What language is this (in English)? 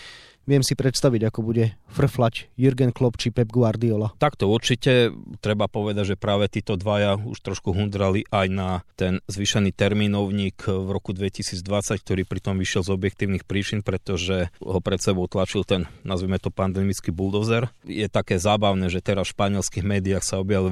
Slovak